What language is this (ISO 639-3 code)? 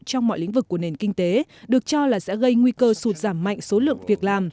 vie